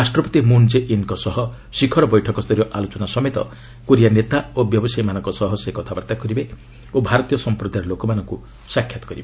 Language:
Odia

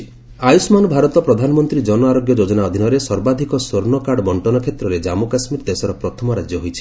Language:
Odia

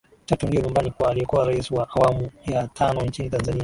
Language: Swahili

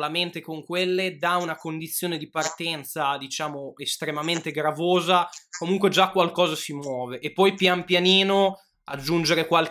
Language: Italian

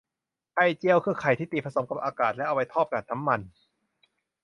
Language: Thai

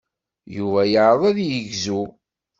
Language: Kabyle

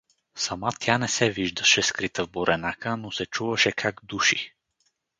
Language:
Bulgarian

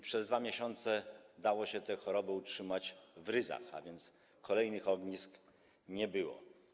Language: Polish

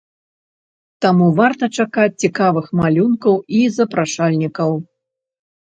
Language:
Belarusian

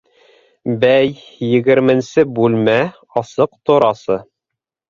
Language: Bashkir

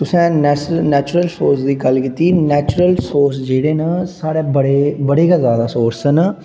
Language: Dogri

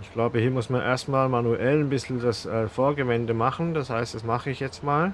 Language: German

